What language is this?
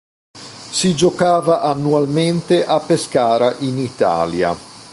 Italian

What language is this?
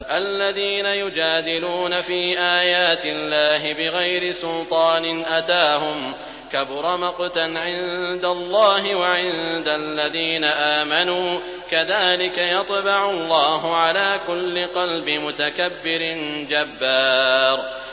Arabic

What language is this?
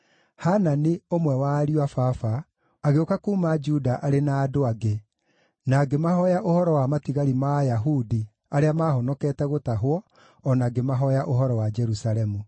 Kikuyu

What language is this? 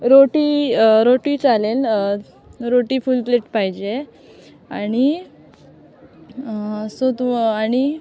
Marathi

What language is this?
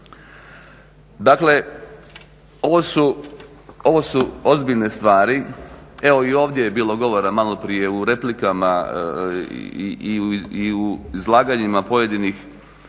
Croatian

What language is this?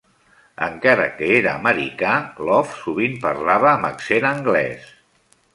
Catalan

